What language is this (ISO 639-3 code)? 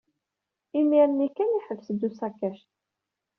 kab